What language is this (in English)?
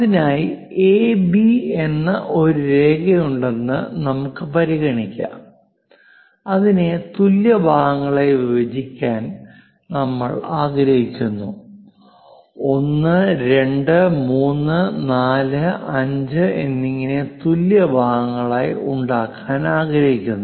Malayalam